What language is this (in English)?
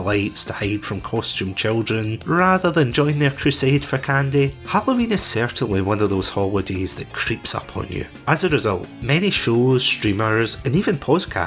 English